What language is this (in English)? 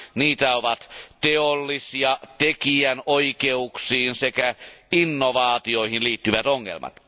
Finnish